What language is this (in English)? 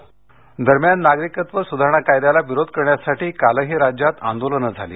Marathi